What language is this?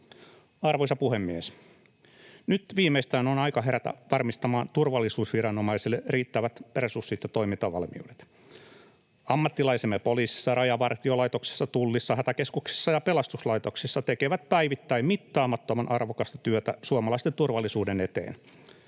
Finnish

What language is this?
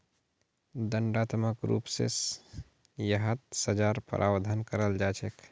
Magahi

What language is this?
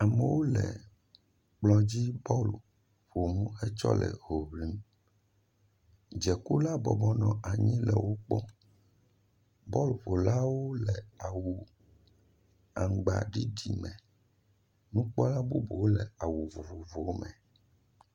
Ewe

